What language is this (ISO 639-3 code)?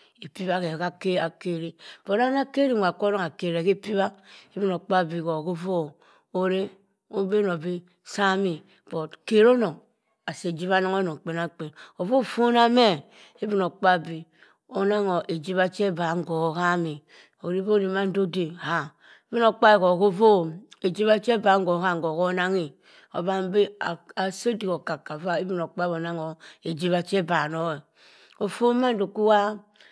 mfn